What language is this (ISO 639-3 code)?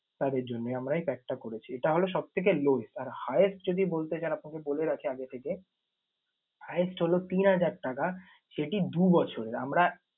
ben